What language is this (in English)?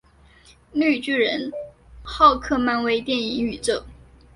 Chinese